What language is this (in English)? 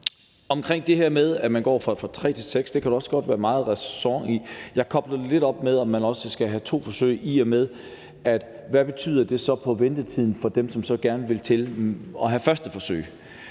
Danish